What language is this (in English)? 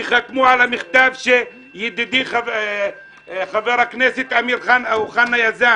Hebrew